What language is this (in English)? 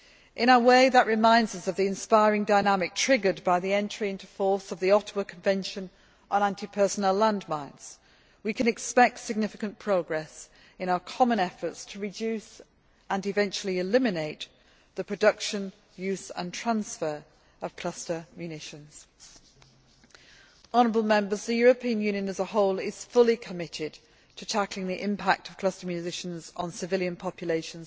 English